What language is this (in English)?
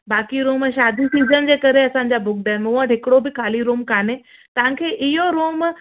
Sindhi